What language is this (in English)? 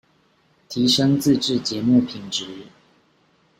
Chinese